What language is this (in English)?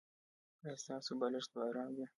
Pashto